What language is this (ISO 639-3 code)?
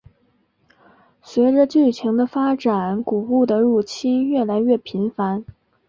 zho